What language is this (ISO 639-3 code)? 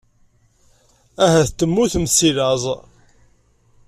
kab